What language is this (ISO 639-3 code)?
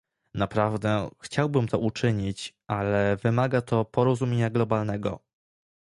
pol